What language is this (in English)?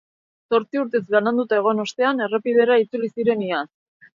Basque